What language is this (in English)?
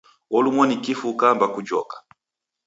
Taita